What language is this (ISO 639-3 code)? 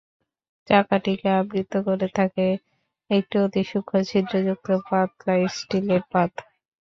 ben